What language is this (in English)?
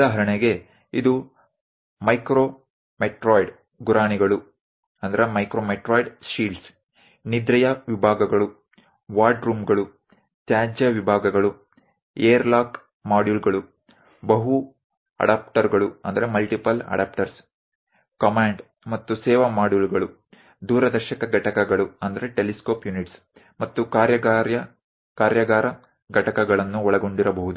Kannada